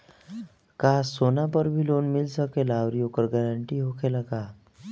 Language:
Bhojpuri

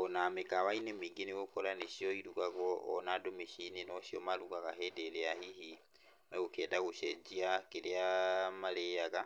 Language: Kikuyu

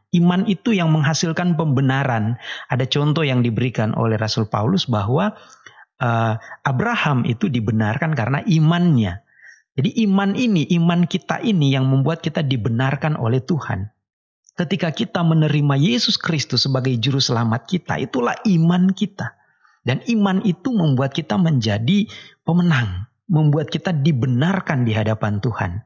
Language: Indonesian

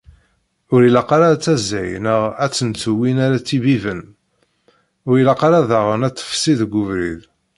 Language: Kabyle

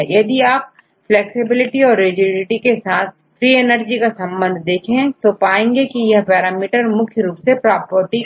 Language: Hindi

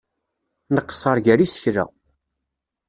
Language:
Kabyle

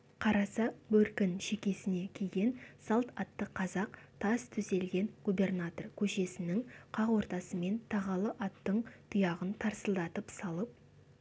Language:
Kazakh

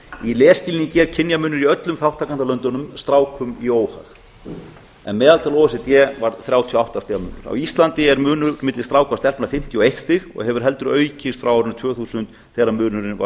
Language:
Icelandic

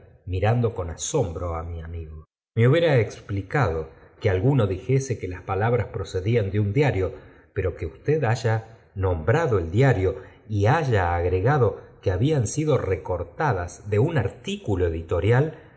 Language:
Spanish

